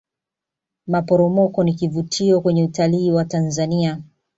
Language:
Swahili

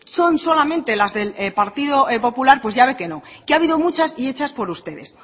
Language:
Spanish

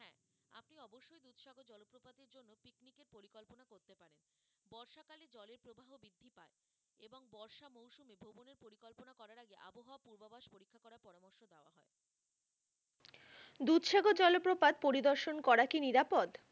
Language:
Bangla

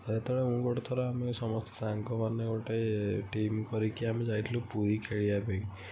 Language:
Odia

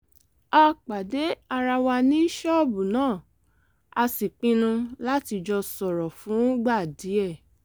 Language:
Yoruba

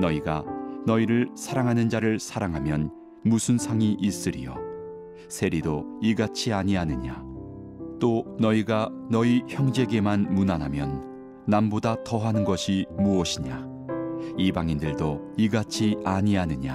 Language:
Korean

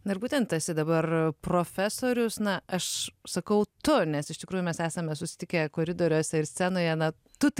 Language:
Lithuanian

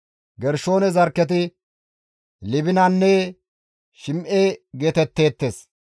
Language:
Gamo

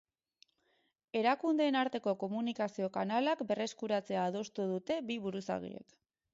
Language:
Basque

